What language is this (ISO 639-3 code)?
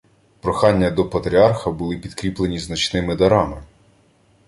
ukr